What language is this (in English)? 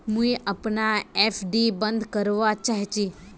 Magahi